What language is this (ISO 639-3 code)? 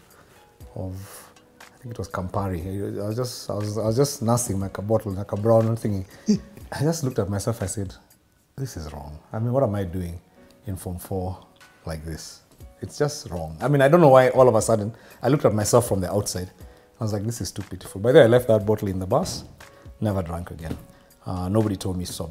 eng